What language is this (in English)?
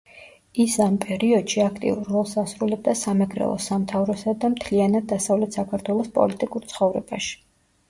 Georgian